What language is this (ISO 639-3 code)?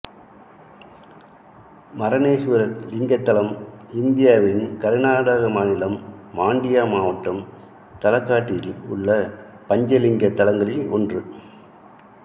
tam